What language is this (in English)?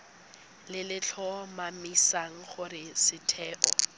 Tswana